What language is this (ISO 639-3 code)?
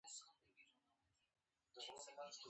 pus